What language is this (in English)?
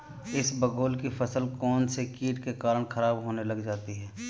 Hindi